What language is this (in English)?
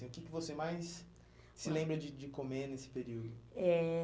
Portuguese